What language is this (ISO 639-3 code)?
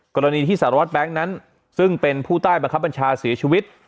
tha